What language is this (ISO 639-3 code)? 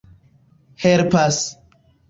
epo